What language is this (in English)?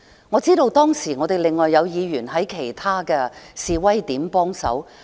Cantonese